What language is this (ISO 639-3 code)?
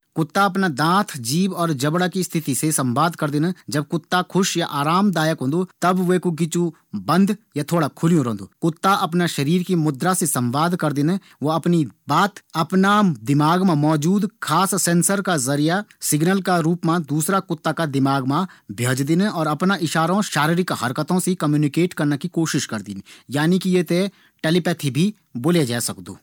gbm